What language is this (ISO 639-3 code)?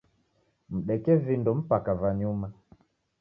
dav